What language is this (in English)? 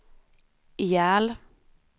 Swedish